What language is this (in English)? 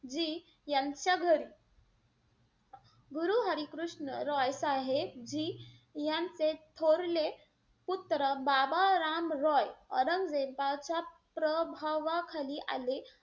Marathi